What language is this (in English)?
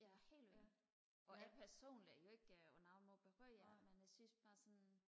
Danish